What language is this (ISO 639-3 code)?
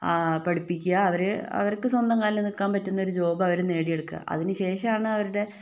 mal